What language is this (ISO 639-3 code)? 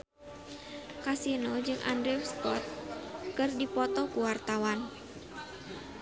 sun